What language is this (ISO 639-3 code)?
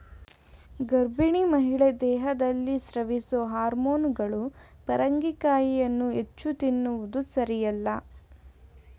kan